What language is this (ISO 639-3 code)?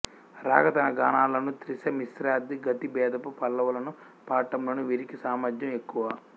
tel